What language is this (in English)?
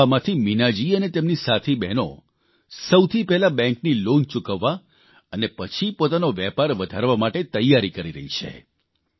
Gujarati